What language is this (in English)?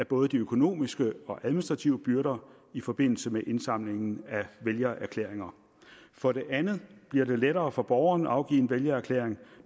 Danish